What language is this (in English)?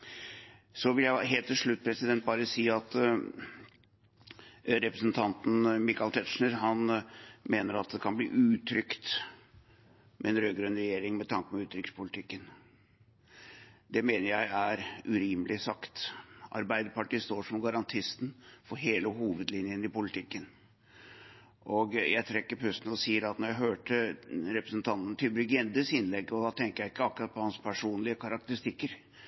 Norwegian Bokmål